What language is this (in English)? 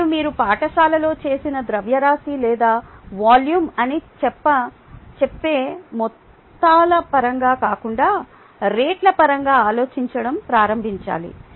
Telugu